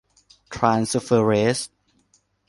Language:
Thai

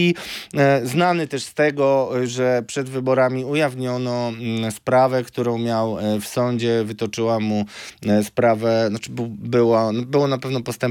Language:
Polish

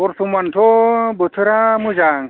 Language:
Bodo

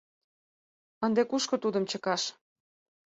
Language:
Mari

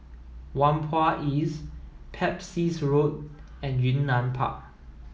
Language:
English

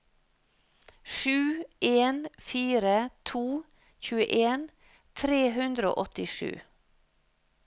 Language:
Norwegian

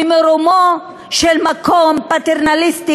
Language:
Hebrew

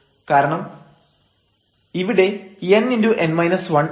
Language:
Malayalam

